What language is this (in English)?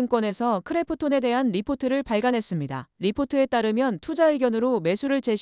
Korean